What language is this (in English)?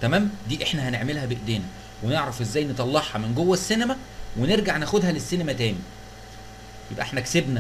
Arabic